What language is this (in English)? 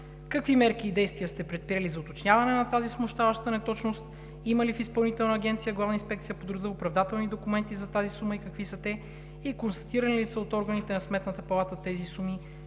Bulgarian